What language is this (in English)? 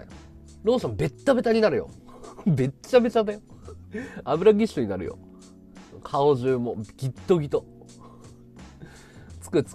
Japanese